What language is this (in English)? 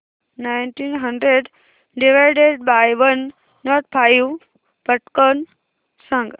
Marathi